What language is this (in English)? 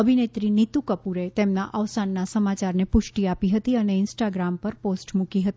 Gujarati